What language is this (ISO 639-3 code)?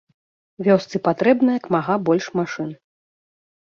bel